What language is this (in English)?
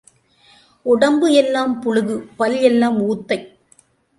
Tamil